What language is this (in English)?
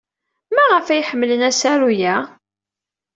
Kabyle